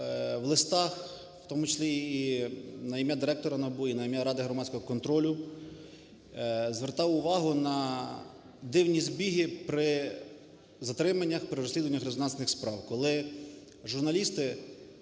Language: Ukrainian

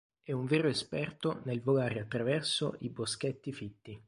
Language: Italian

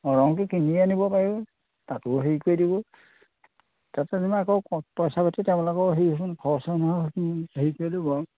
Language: Assamese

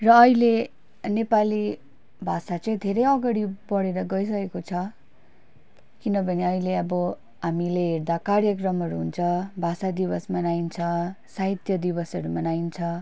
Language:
Nepali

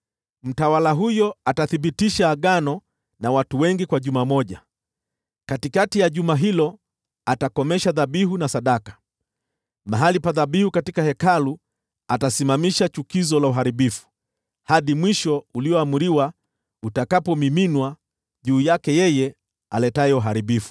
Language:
Swahili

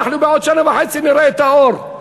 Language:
Hebrew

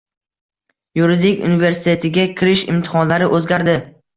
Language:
Uzbek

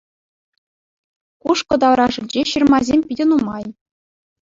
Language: Chuvash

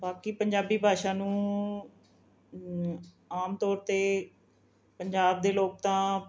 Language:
Punjabi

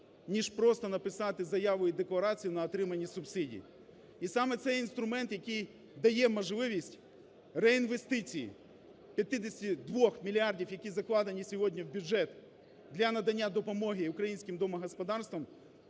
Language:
Ukrainian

